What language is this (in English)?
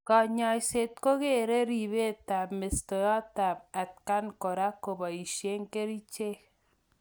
Kalenjin